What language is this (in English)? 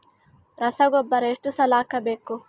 Kannada